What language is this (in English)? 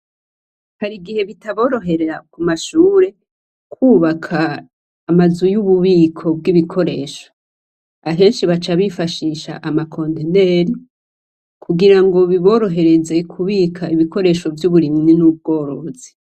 Rundi